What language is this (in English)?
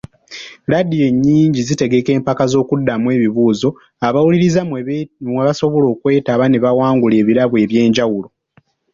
Ganda